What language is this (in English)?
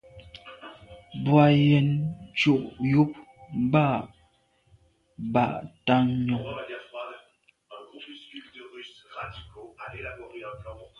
Medumba